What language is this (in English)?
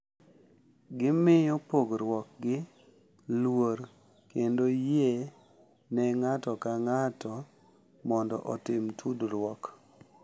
Luo (Kenya and Tanzania)